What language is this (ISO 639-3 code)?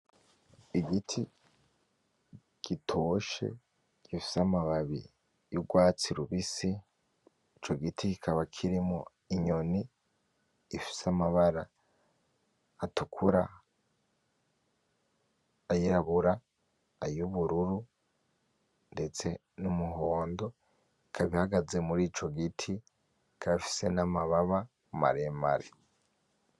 run